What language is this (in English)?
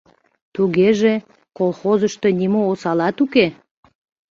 Mari